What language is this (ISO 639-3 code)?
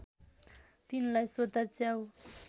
nep